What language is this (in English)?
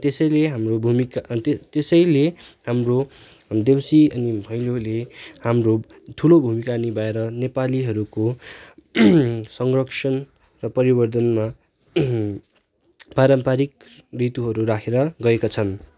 Nepali